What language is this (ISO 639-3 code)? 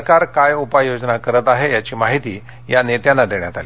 mar